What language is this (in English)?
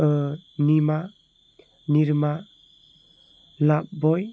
Bodo